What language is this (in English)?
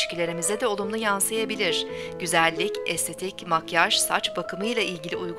Turkish